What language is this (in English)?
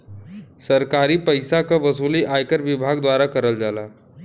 Bhojpuri